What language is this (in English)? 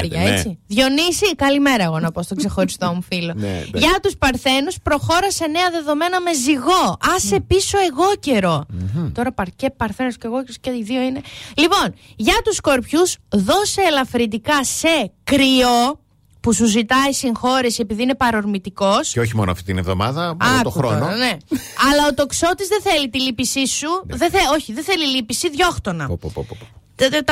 Greek